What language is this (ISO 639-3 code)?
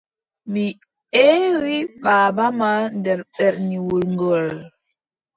fub